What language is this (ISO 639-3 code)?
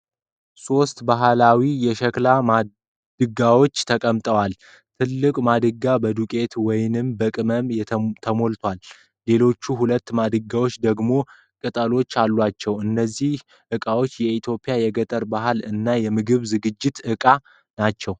amh